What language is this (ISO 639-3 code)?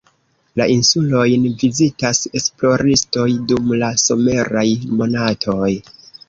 epo